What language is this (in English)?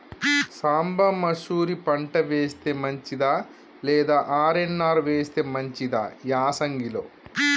Telugu